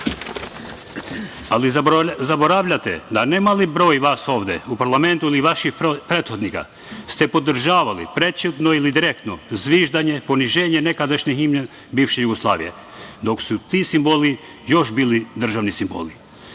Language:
Serbian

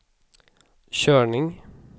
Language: Swedish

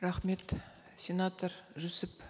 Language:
Kazakh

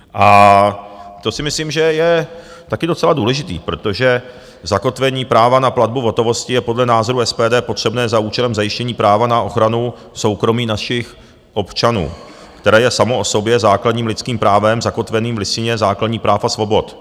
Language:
Czech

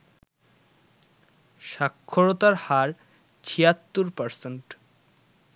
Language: Bangla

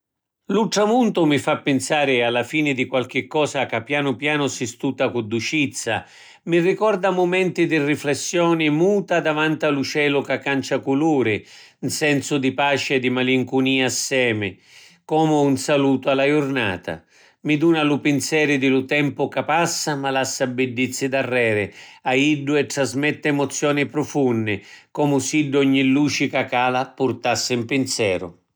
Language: Sicilian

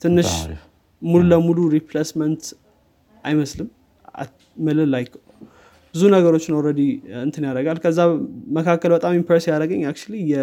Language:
Amharic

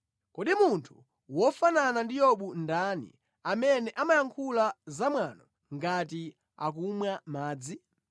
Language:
Nyanja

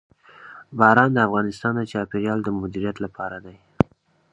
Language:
Pashto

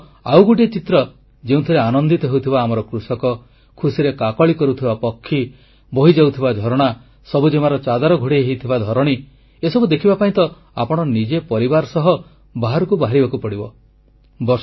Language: Odia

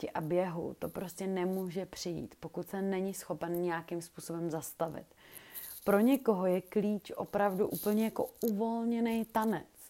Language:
Czech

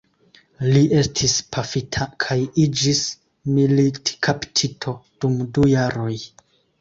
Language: Esperanto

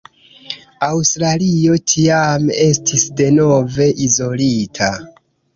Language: Esperanto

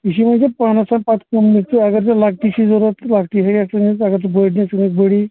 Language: Kashmiri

